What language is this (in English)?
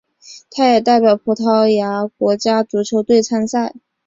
Chinese